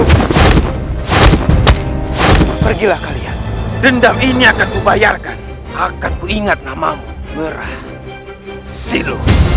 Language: Indonesian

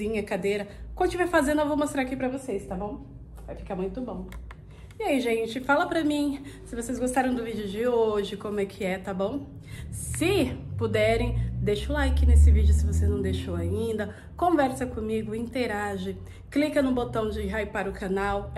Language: Portuguese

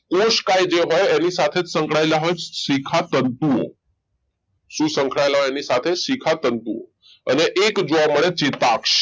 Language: Gujarati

